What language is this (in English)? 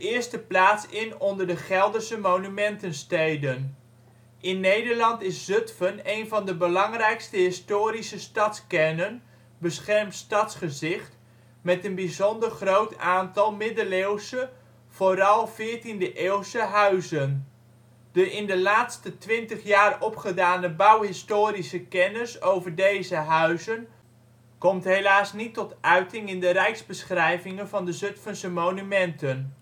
Dutch